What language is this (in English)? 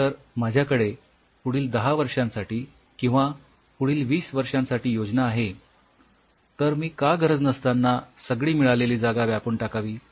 Marathi